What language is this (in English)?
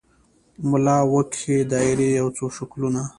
Pashto